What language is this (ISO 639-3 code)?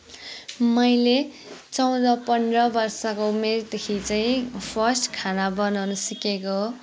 nep